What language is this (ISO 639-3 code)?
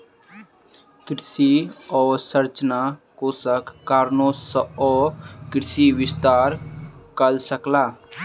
mai